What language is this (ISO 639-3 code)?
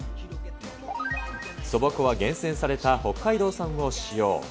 jpn